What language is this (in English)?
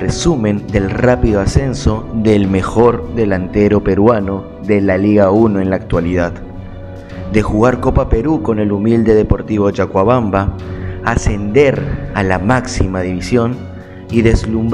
Spanish